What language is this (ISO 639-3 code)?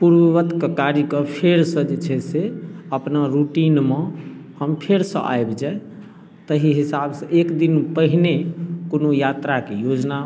mai